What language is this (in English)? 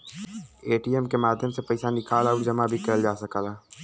Bhojpuri